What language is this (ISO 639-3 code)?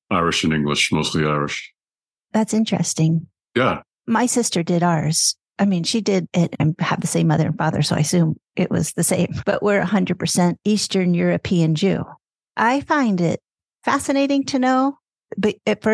eng